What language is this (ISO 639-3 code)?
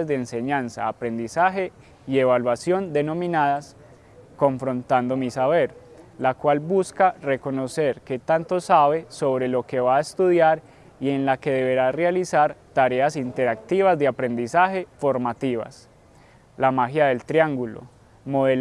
spa